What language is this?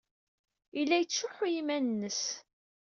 Kabyle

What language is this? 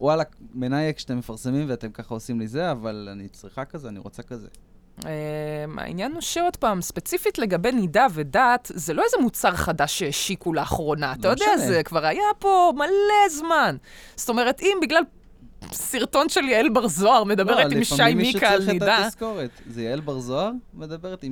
Hebrew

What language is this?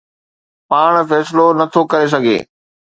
Sindhi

